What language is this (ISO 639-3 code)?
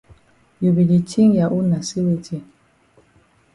wes